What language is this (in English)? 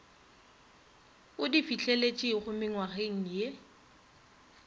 Northern Sotho